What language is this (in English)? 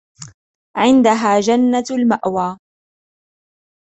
Arabic